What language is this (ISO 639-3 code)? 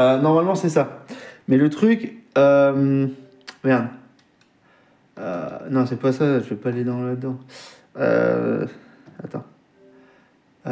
fra